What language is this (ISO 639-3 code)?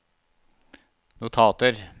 nor